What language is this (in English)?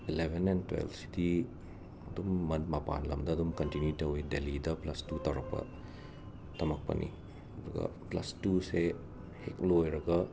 Manipuri